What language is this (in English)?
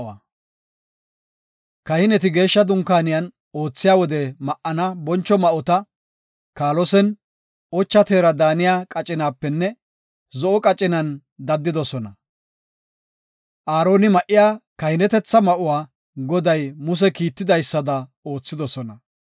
Gofa